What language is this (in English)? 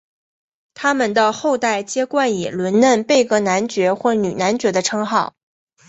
Chinese